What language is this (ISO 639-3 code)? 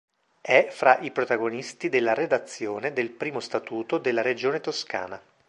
ita